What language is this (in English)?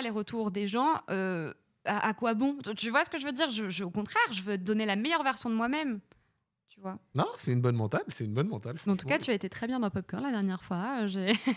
French